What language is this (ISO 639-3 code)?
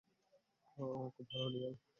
ben